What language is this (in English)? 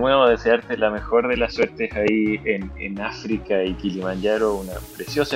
Spanish